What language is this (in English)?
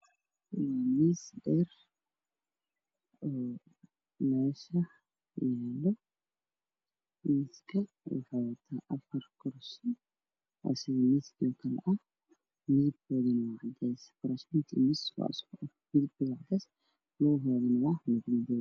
Somali